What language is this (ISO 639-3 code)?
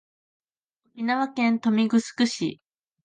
jpn